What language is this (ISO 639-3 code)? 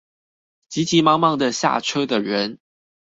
zho